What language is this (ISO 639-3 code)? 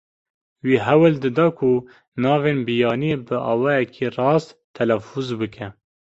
kur